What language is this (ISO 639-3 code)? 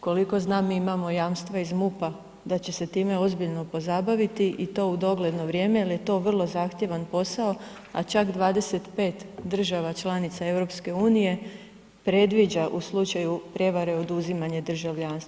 hrv